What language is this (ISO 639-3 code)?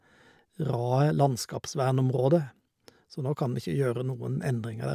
nor